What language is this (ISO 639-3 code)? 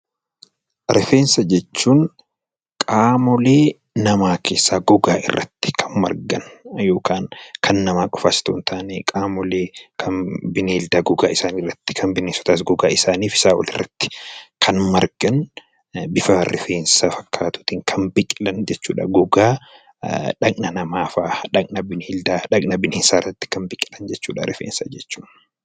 orm